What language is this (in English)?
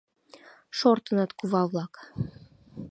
Mari